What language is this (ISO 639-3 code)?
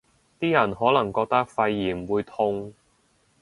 yue